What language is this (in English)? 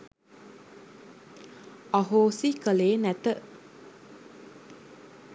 Sinhala